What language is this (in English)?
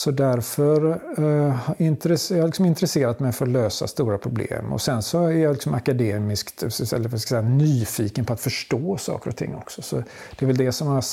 Swedish